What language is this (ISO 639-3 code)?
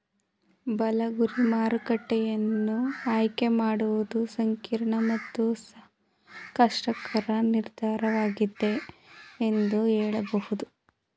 kan